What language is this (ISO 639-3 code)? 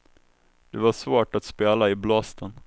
swe